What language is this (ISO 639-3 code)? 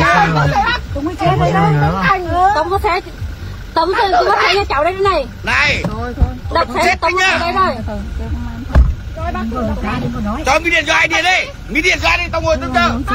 vie